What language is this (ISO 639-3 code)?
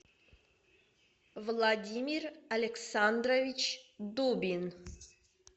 rus